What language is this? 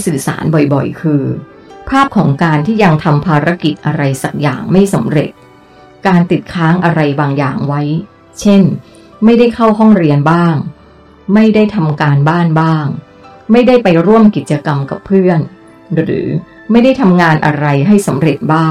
Thai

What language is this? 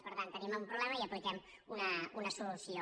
Catalan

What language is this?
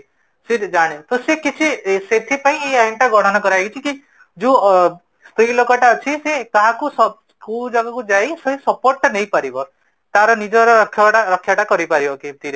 Odia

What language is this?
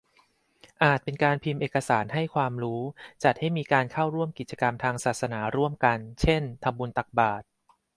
Thai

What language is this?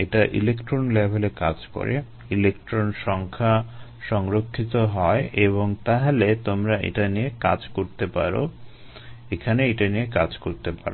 Bangla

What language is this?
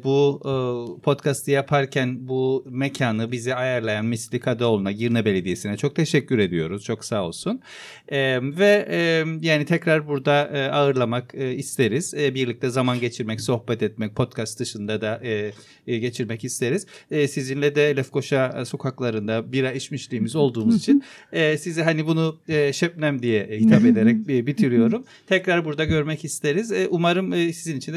Turkish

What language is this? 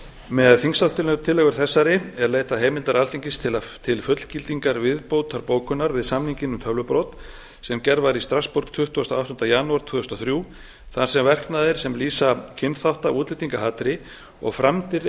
Icelandic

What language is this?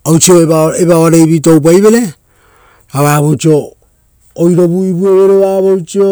Rotokas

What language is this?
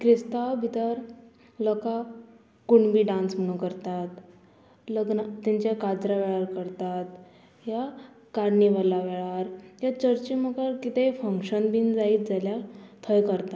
Konkani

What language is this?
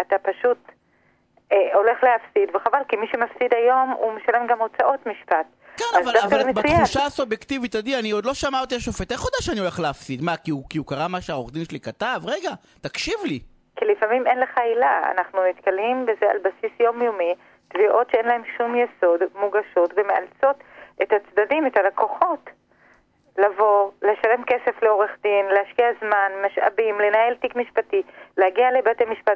Hebrew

